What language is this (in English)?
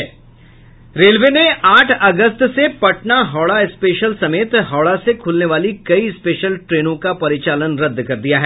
Hindi